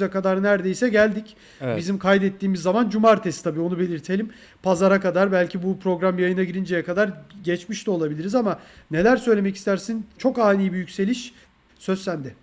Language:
Turkish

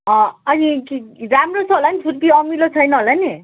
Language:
Nepali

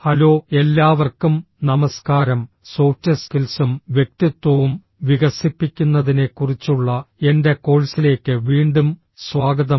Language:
Malayalam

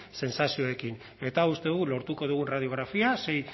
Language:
Basque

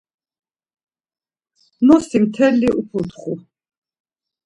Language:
Laz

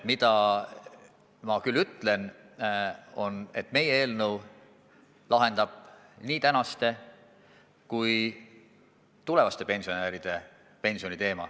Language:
Estonian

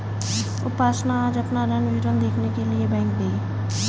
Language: Hindi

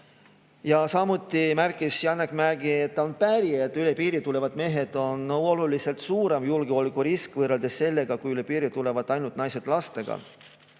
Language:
Estonian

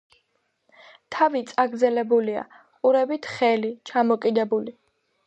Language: Georgian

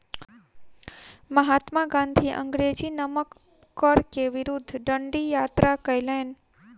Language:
Maithili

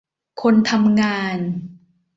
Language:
Thai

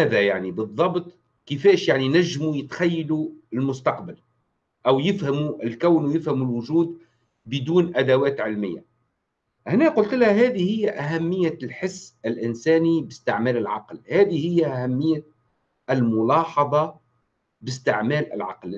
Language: Arabic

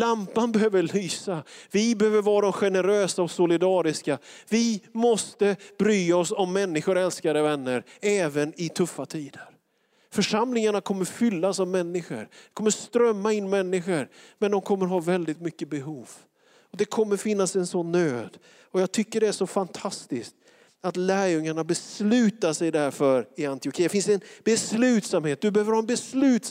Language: Swedish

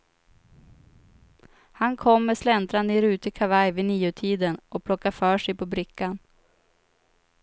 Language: Swedish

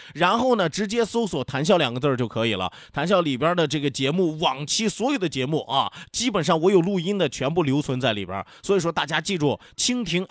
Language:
Chinese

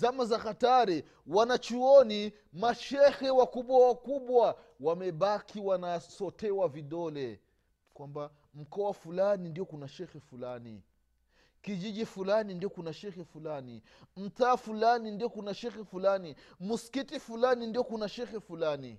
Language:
Swahili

